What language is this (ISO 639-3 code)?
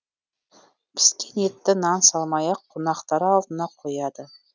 kaz